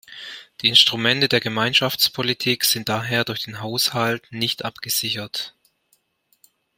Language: German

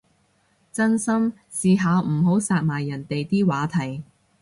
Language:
Cantonese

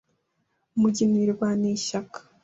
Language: Kinyarwanda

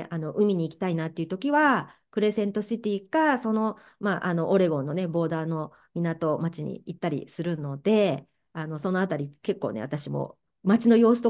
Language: Japanese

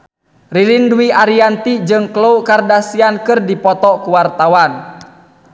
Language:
Sundanese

